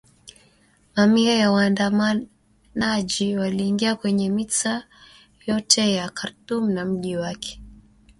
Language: Swahili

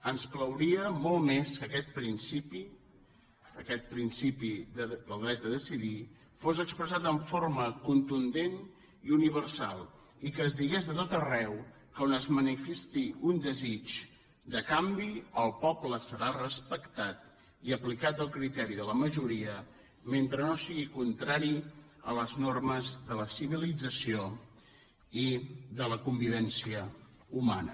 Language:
Catalan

